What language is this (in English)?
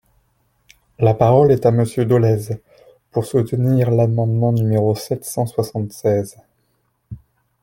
French